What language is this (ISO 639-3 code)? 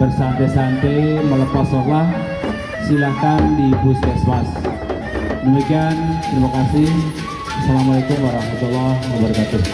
ind